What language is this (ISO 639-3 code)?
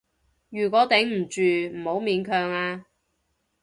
yue